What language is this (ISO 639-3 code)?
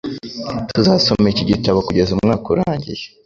kin